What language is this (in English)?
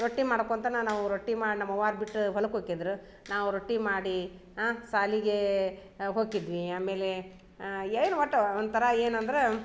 Kannada